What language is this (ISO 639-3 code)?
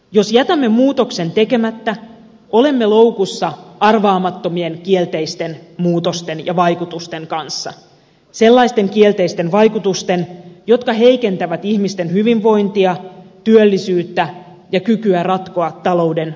fin